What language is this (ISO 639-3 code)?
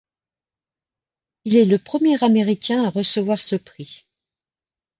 fra